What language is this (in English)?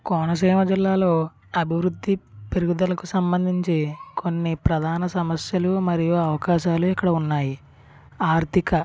Telugu